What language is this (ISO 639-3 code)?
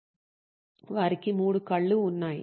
tel